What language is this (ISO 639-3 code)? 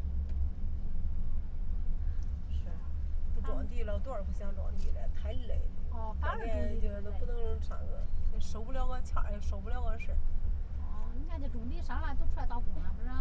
zho